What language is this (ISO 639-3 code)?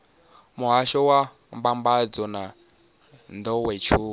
ven